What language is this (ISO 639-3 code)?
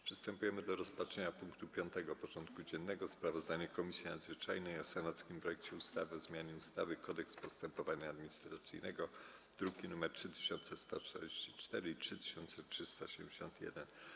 pol